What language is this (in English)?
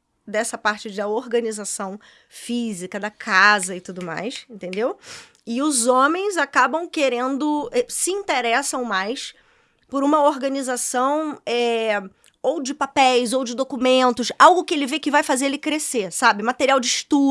Portuguese